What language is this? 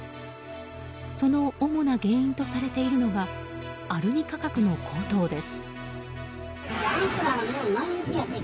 Japanese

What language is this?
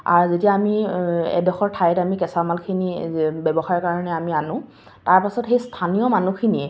Assamese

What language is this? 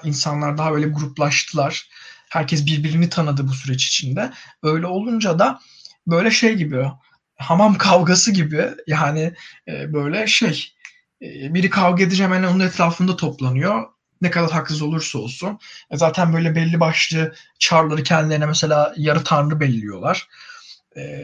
Turkish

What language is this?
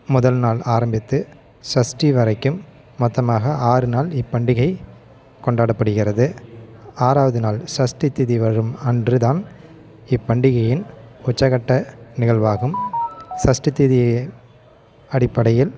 Tamil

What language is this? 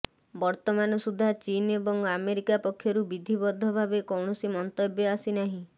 Odia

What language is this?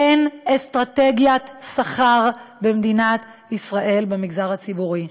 Hebrew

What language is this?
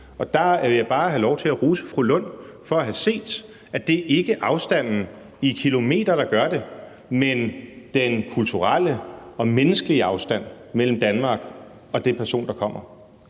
Danish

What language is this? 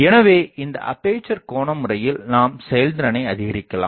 Tamil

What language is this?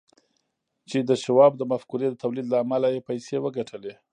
Pashto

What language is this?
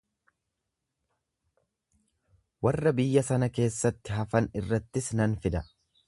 Oromo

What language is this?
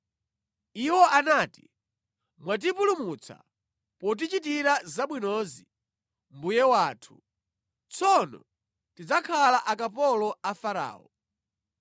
Nyanja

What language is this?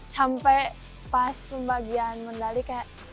Indonesian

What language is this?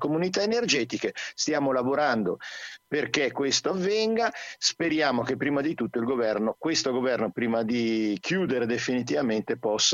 Italian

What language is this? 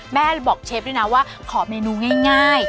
Thai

